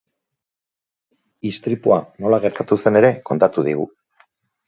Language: Basque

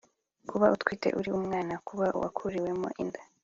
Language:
Kinyarwanda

